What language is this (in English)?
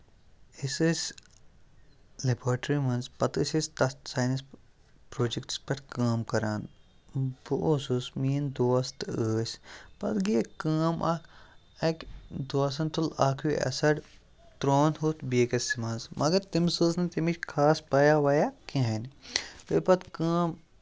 Kashmiri